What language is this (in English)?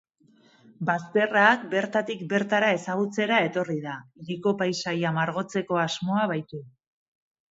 Basque